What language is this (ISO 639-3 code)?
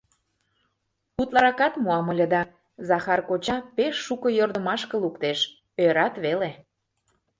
chm